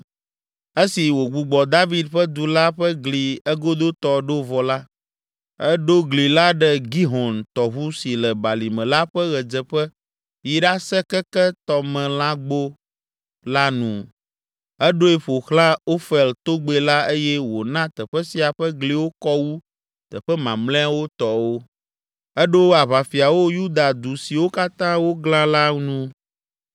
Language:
Ewe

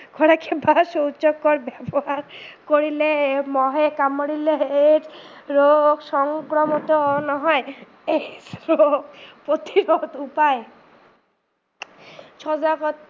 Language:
Assamese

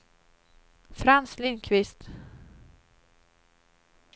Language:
Swedish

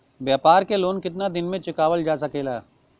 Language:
Bhojpuri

